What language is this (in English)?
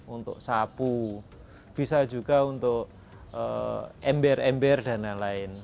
Indonesian